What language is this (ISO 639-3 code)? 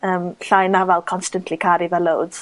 cym